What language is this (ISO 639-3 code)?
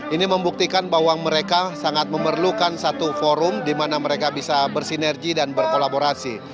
ind